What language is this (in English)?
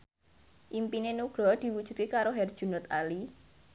Javanese